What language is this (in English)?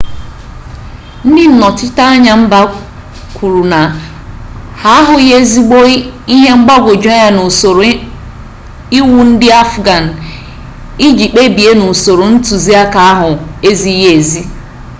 Igbo